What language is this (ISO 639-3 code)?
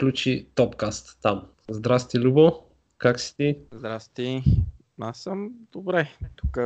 bul